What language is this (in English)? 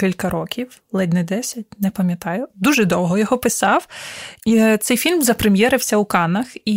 Ukrainian